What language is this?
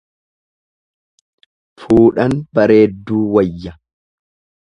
Oromo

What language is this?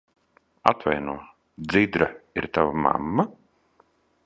Latvian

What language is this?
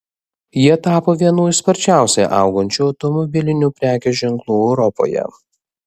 Lithuanian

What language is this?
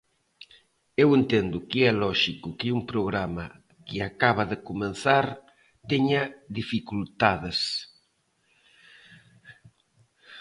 Galician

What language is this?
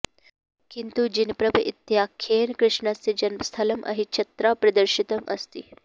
Sanskrit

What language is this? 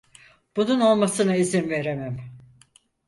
Turkish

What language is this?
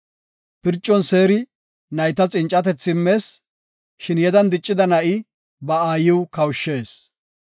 Gofa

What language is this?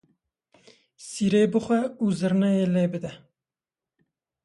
Kurdish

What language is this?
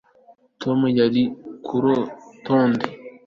Kinyarwanda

